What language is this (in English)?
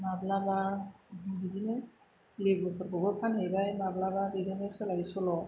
Bodo